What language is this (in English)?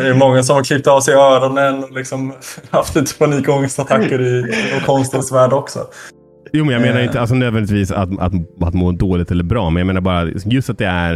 Swedish